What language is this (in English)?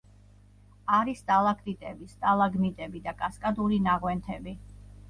Georgian